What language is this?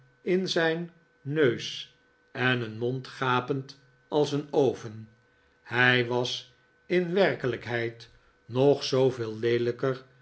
Dutch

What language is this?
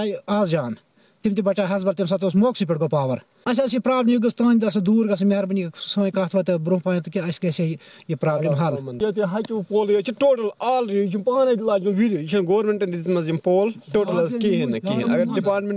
Urdu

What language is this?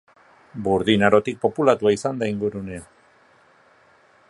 Basque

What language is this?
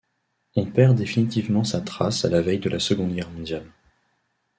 French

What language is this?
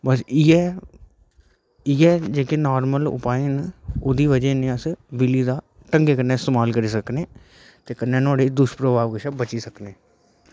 Dogri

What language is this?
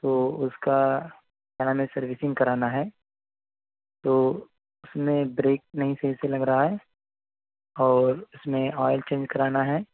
Urdu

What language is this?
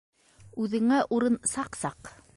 Bashkir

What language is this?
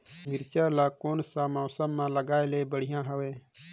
Chhattisgarhi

